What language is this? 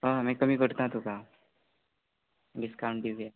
Konkani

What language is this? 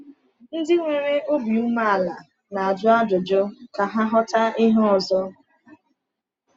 Igbo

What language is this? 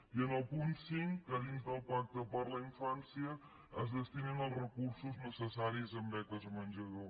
Catalan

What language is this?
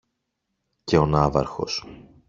Greek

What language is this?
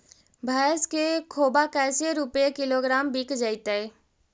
Magahi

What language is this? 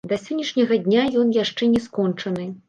Belarusian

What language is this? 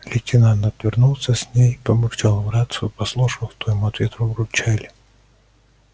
Russian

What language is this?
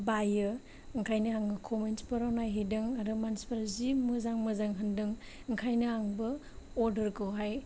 Bodo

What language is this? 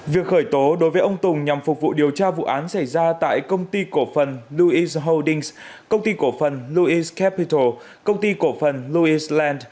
Vietnamese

